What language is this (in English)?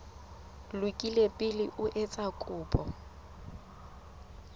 Southern Sotho